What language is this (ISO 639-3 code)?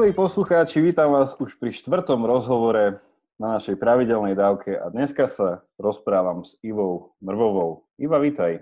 slk